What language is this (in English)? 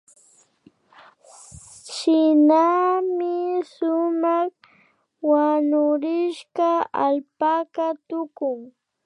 Imbabura Highland Quichua